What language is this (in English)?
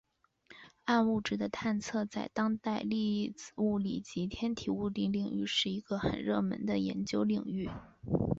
Chinese